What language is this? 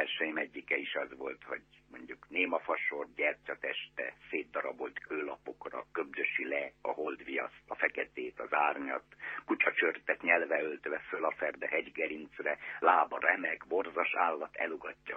Hungarian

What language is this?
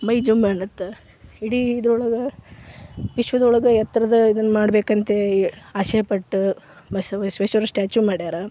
Kannada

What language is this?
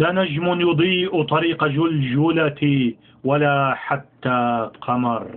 Arabic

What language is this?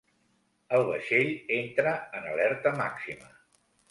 Catalan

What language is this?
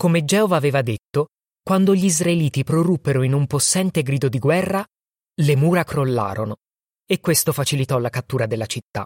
Italian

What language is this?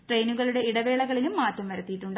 Malayalam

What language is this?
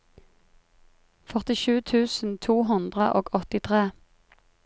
Norwegian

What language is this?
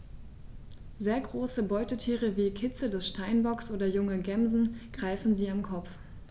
German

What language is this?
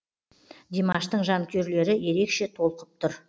Kazakh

